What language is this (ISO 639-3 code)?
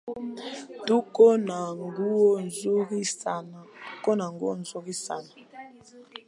swa